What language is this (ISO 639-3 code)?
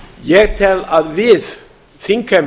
isl